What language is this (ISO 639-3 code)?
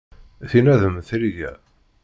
kab